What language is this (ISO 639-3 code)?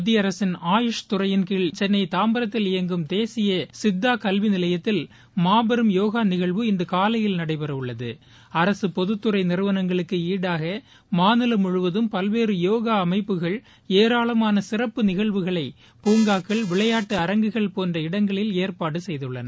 tam